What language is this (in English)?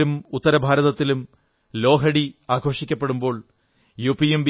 Malayalam